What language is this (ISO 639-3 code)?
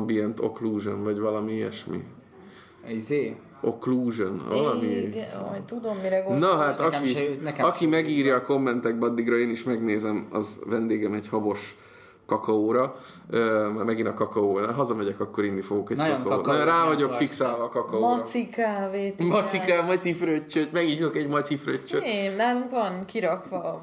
hun